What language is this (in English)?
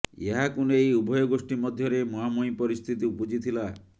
Odia